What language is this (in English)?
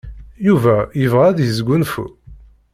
Kabyle